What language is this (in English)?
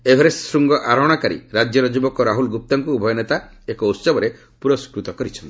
Odia